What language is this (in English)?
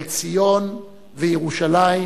Hebrew